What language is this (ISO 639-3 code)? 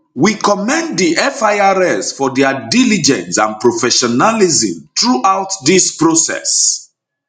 pcm